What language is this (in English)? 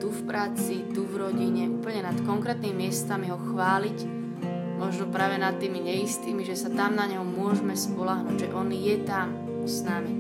Slovak